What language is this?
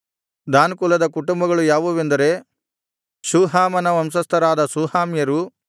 Kannada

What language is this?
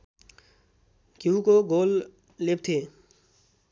Nepali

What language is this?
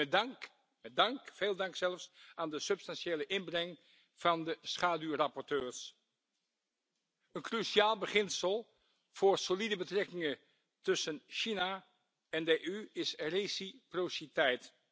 Dutch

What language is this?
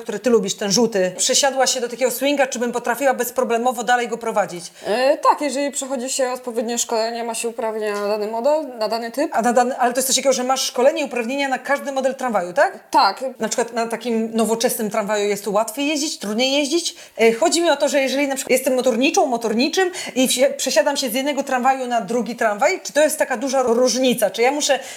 Polish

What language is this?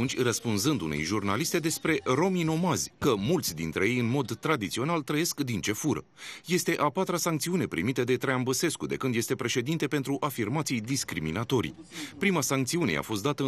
Romanian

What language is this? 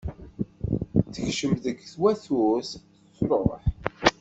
Kabyle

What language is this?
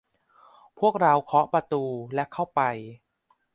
Thai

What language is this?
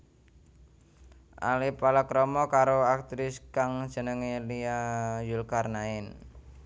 Javanese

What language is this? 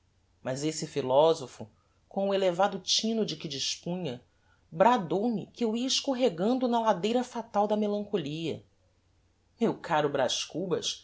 Portuguese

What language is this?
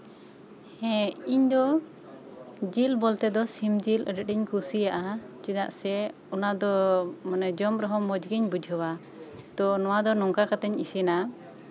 Santali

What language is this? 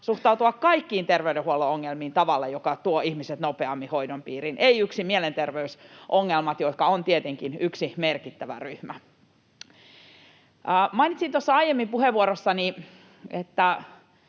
Finnish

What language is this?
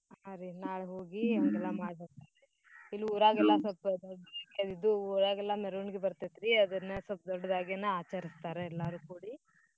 Kannada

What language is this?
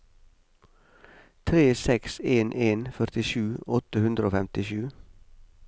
Norwegian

